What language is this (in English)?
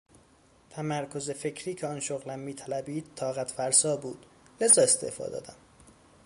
Persian